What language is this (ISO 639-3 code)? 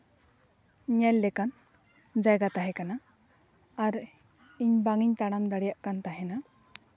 sat